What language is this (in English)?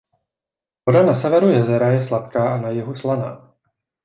Czech